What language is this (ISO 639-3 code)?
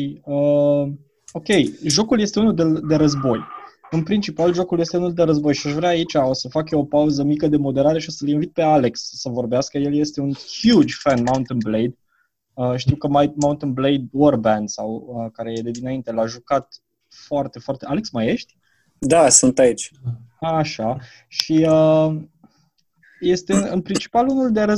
ron